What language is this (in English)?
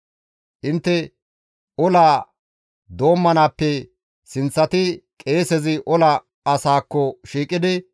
Gamo